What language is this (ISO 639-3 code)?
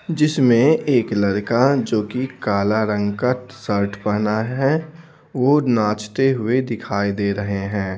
hin